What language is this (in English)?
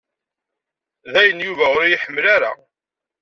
Kabyle